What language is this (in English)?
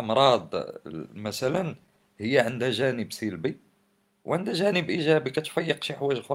Arabic